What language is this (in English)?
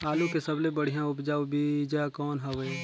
Chhattisgarhi